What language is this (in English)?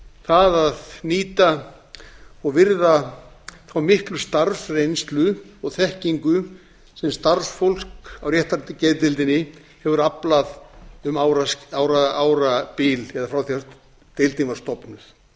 Icelandic